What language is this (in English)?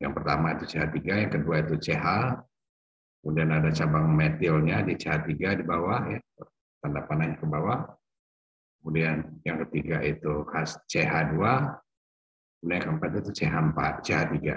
Indonesian